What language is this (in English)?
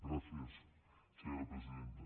Catalan